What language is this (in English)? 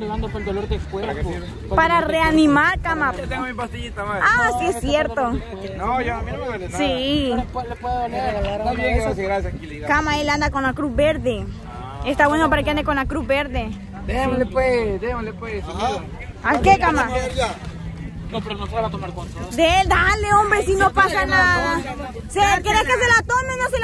Spanish